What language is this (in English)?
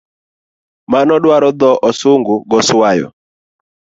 Luo (Kenya and Tanzania)